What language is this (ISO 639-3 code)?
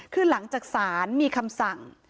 tha